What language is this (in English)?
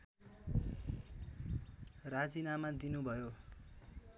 Nepali